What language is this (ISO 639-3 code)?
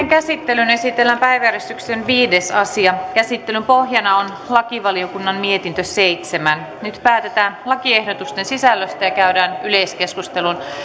fin